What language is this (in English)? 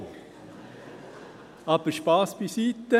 Swiss German